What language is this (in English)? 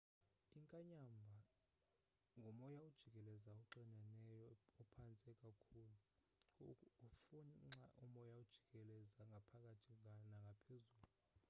Xhosa